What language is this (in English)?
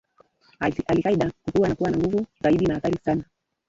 Swahili